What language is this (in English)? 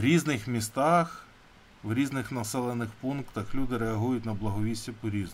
Ukrainian